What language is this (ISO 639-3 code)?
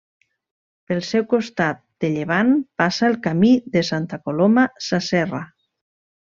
cat